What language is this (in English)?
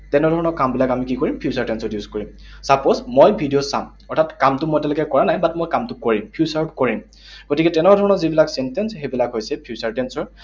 Assamese